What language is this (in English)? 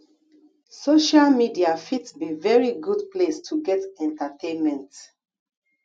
Nigerian Pidgin